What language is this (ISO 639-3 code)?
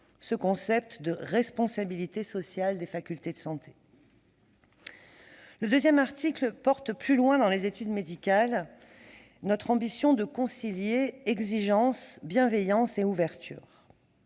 fra